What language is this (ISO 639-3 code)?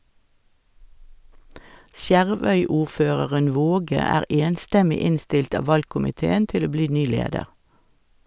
nor